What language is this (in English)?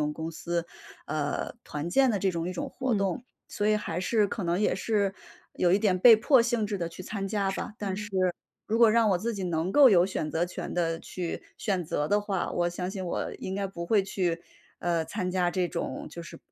Chinese